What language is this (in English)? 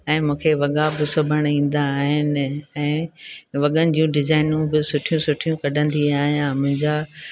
Sindhi